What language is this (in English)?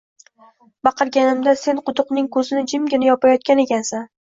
Uzbek